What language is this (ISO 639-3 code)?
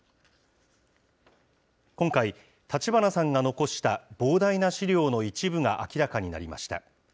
jpn